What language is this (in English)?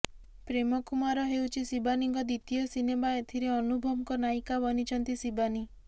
Odia